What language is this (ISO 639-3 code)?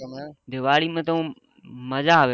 guj